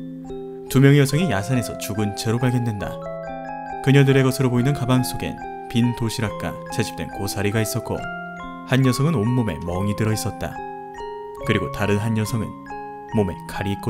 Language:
Korean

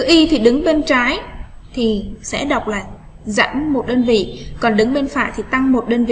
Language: Vietnamese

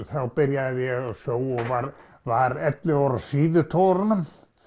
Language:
Icelandic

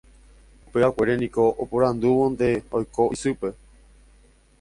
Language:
Guarani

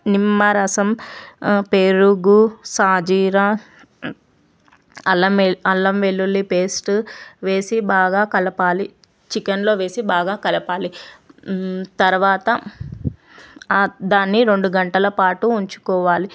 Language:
Telugu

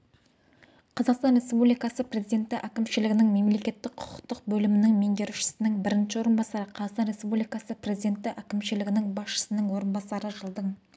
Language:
Kazakh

